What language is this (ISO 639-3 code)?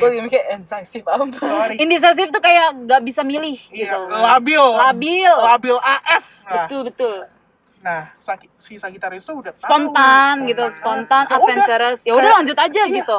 ind